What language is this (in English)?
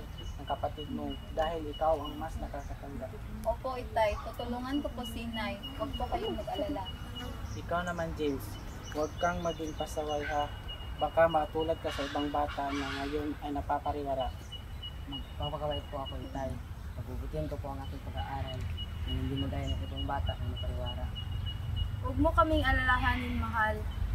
Filipino